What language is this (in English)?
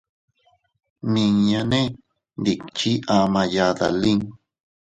Teutila Cuicatec